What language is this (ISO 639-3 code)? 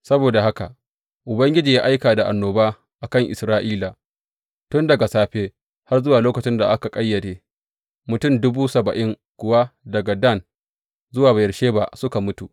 hau